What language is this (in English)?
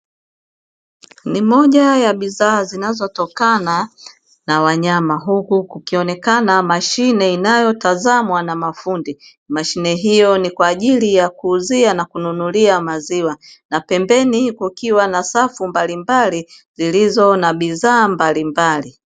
Swahili